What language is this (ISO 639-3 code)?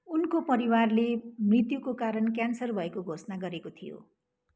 nep